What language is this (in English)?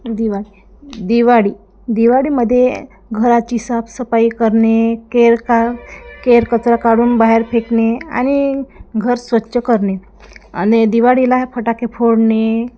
Marathi